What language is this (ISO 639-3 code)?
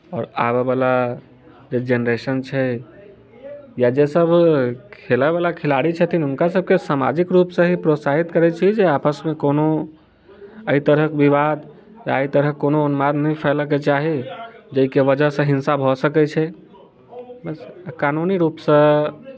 mai